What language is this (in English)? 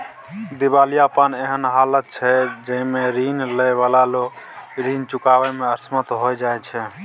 Maithili